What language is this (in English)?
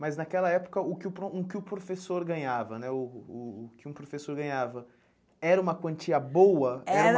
Portuguese